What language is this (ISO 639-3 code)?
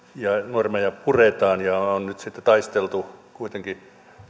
fin